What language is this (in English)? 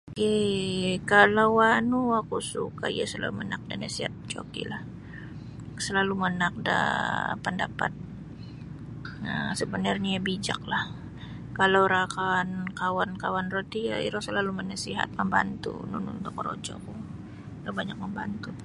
Sabah Bisaya